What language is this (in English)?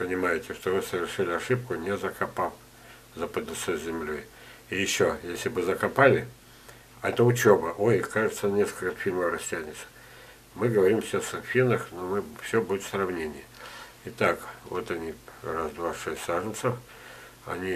Russian